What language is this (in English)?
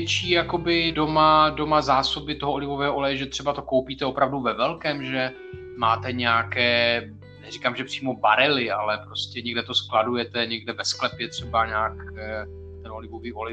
Czech